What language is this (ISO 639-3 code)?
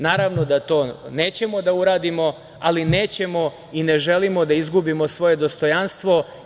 srp